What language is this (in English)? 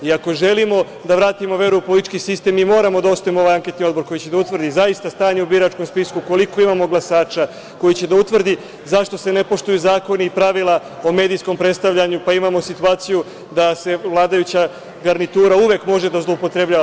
Serbian